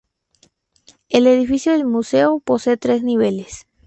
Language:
Spanish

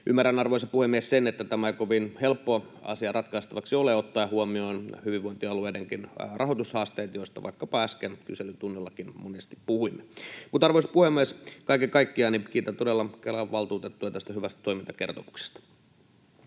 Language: Finnish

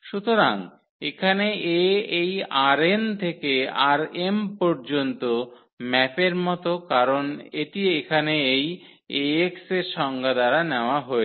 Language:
Bangla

